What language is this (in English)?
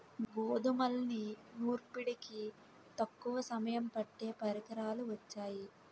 Telugu